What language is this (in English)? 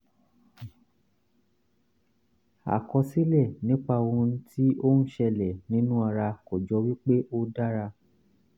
Yoruba